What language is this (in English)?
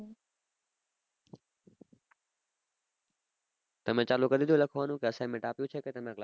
Gujarati